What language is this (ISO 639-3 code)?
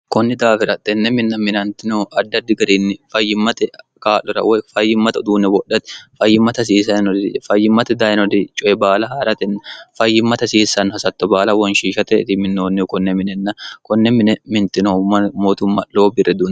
sid